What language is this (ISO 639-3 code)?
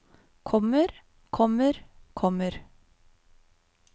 nor